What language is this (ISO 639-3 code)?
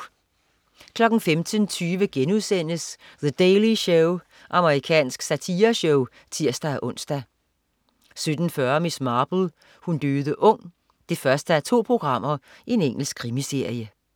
dan